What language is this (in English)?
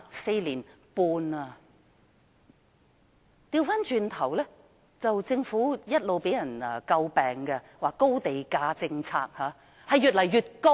Cantonese